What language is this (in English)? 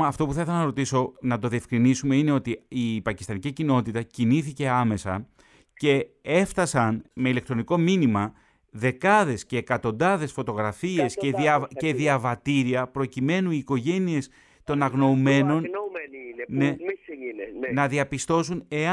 Greek